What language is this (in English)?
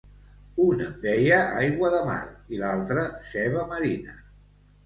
Catalan